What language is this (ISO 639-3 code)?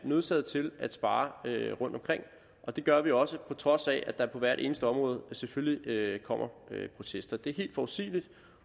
dan